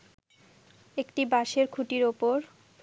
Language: Bangla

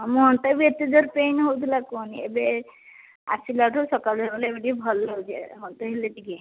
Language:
Odia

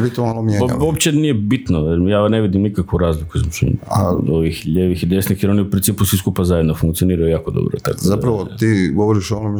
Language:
Croatian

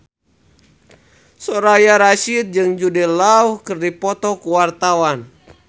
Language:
Sundanese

